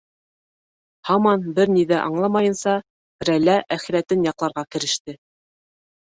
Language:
Bashkir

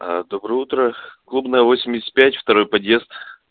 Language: Russian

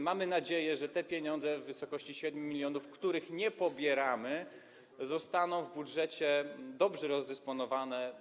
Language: Polish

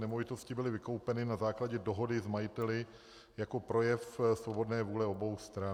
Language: Czech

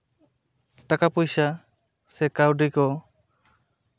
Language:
Santali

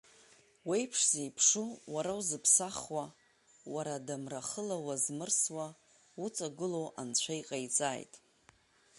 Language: Abkhazian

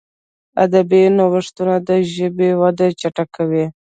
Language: Pashto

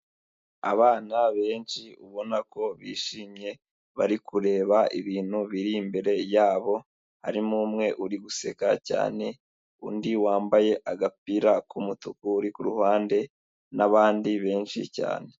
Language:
Kinyarwanda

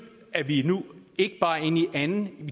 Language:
Danish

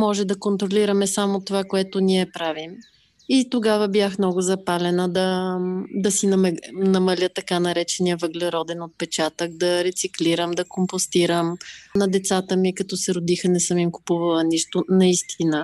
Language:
Bulgarian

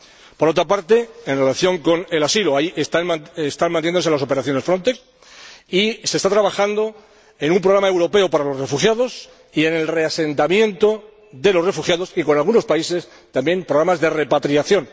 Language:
Spanish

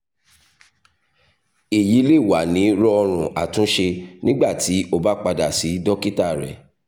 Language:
Yoruba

